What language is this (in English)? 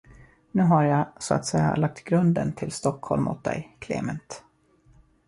Swedish